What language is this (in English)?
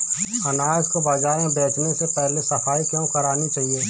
Hindi